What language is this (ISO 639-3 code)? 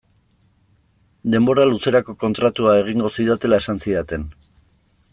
eus